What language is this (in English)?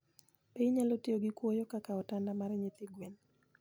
Luo (Kenya and Tanzania)